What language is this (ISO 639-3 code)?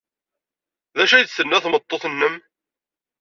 kab